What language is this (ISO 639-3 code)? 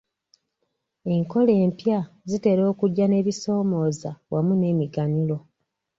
lug